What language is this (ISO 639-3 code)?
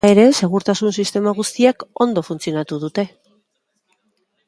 eus